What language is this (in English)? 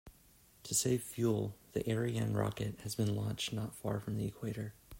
English